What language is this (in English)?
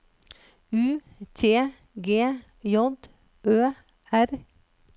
Norwegian